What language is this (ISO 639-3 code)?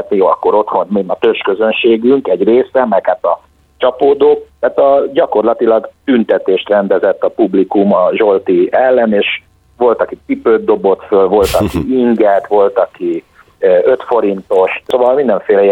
hun